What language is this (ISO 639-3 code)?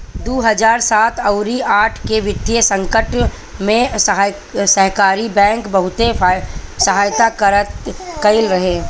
bho